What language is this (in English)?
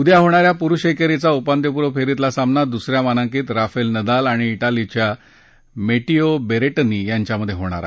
Marathi